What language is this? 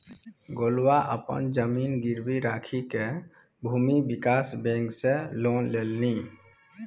Maithili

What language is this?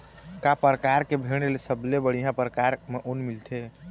Chhattisgarhi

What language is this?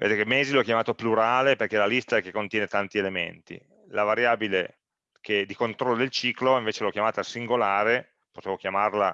Italian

